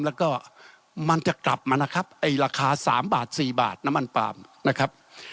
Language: Thai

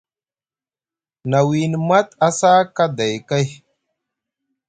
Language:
Musgu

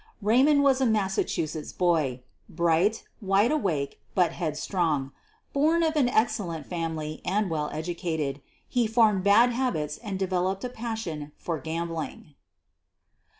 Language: English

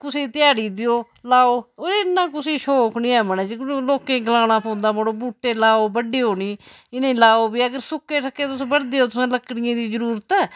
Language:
Dogri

